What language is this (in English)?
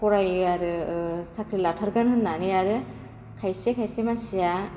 Bodo